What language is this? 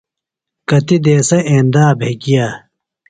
Phalura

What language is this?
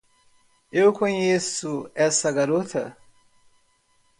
Portuguese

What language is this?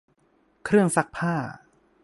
Thai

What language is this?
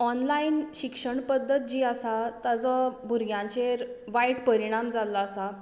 Konkani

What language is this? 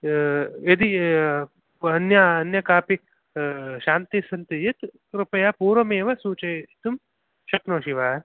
Sanskrit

